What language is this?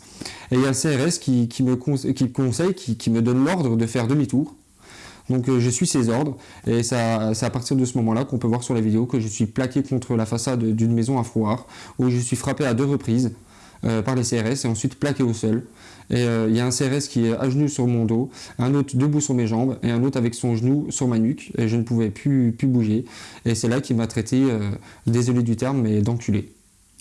French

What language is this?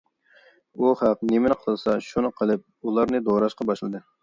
Uyghur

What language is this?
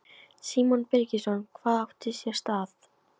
Icelandic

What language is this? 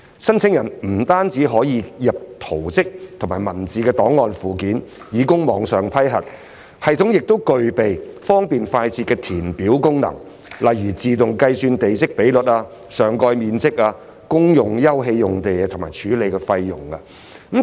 Cantonese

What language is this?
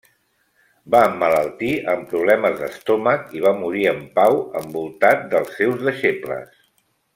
Catalan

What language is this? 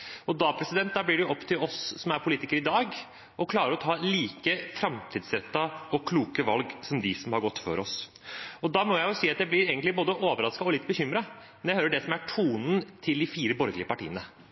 Norwegian Bokmål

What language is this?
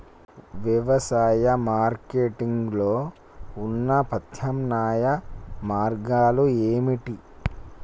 Telugu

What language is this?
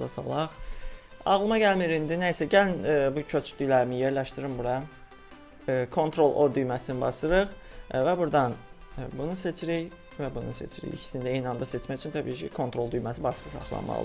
Turkish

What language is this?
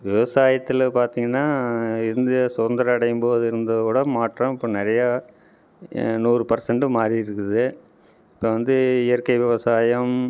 Tamil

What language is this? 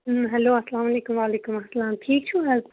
Kashmiri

